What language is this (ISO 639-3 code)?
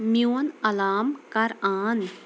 kas